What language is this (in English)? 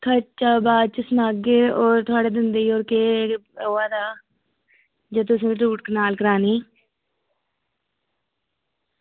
Dogri